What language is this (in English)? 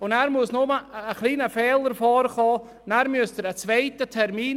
Swiss German